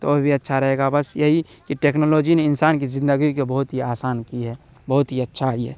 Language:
Urdu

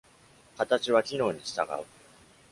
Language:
Japanese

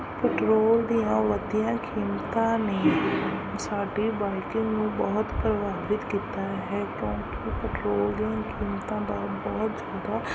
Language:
Punjabi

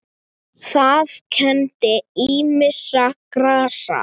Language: Icelandic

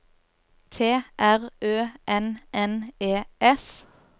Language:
Norwegian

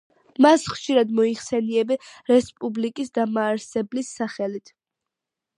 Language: Georgian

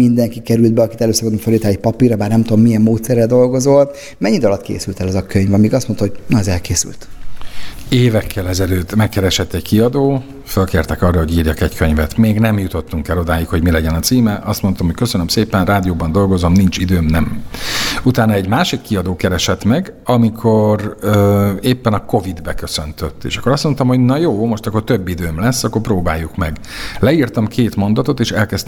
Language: Hungarian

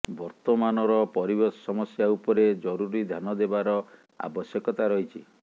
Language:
Odia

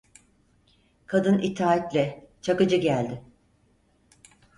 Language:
Turkish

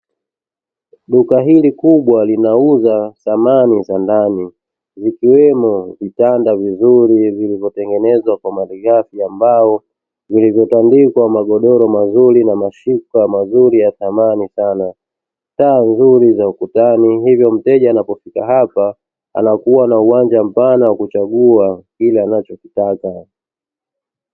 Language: Swahili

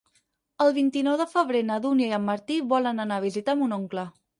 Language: Catalan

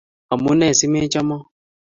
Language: Kalenjin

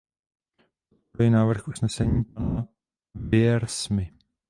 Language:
Czech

